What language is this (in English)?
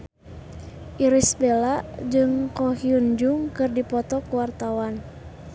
Sundanese